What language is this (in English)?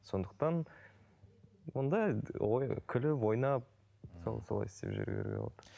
Kazakh